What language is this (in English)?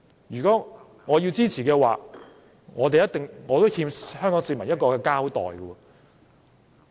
Cantonese